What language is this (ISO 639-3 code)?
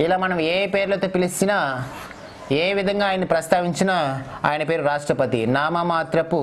tel